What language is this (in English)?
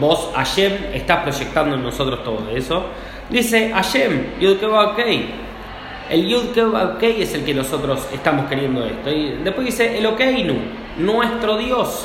Spanish